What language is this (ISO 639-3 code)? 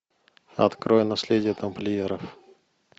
rus